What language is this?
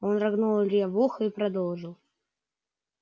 Russian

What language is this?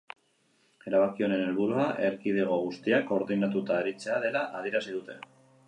Basque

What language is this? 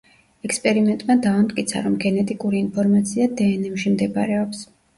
Georgian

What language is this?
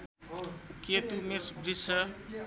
Nepali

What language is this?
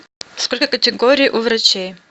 Russian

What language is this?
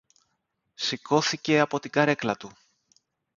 Greek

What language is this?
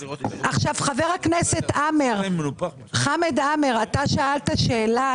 Hebrew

